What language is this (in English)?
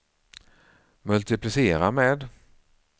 Swedish